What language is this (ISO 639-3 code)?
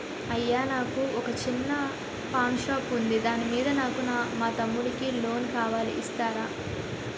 tel